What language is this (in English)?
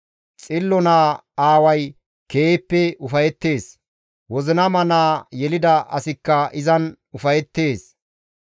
Gamo